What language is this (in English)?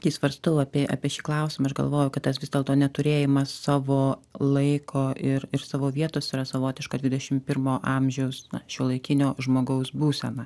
Lithuanian